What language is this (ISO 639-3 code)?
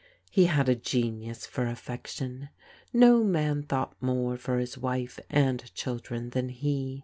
eng